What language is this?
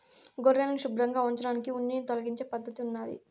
Telugu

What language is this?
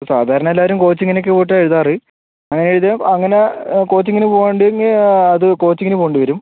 Malayalam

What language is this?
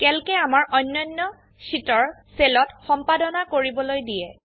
Assamese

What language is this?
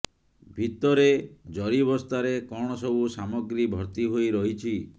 Odia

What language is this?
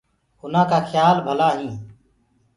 Gurgula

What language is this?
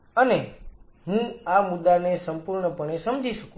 Gujarati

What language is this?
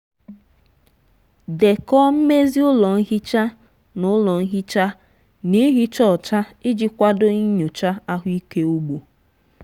Igbo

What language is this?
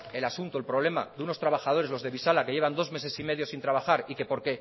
Spanish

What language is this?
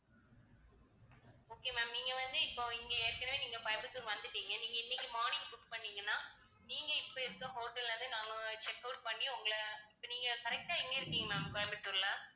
Tamil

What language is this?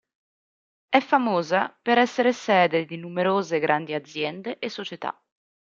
Italian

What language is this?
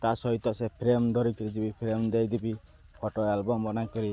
Odia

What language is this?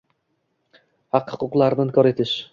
Uzbek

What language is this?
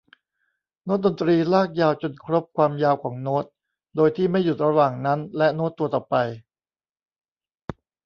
Thai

